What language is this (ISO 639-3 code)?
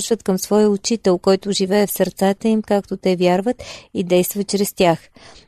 bul